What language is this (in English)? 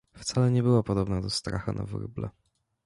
Polish